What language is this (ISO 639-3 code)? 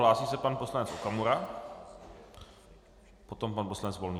ces